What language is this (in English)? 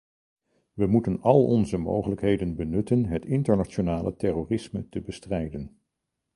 Dutch